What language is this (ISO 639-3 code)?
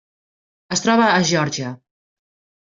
cat